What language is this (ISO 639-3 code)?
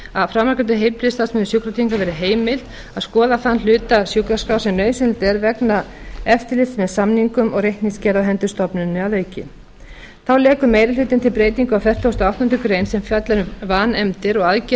isl